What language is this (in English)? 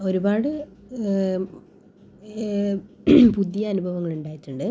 Malayalam